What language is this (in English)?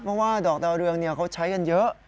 Thai